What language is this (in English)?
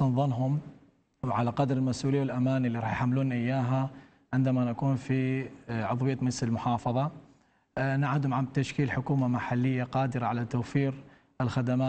Arabic